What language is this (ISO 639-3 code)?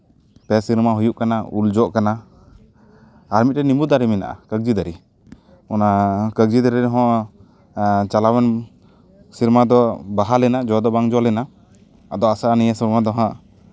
sat